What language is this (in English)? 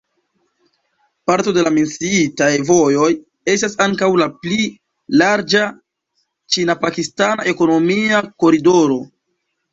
Esperanto